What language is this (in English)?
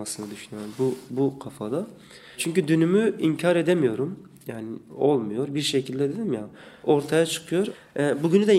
Turkish